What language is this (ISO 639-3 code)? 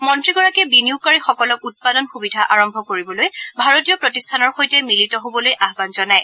asm